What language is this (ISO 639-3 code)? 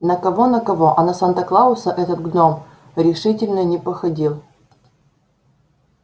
rus